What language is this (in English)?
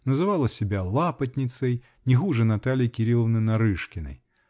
Russian